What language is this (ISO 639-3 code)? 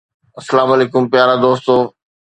snd